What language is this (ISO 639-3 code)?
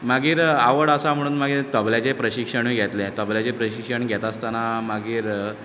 kok